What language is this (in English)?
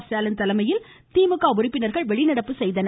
Tamil